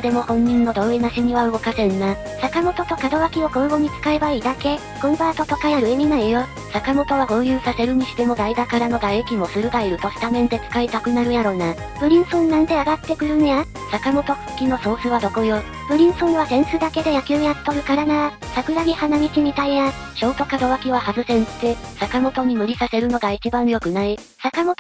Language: Japanese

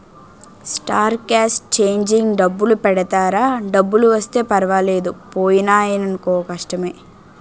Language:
Telugu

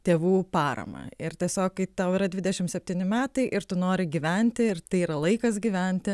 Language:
Lithuanian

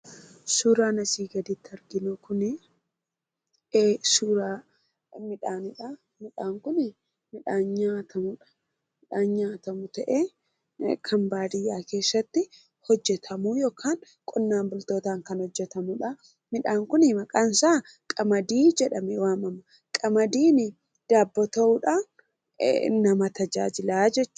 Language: Oromo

